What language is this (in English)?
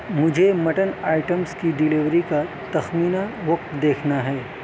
Urdu